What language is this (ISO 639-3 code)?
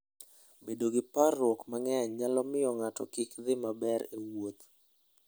luo